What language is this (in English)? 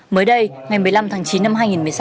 Vietnamese